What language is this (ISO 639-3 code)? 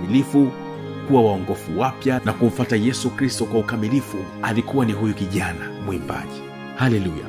swa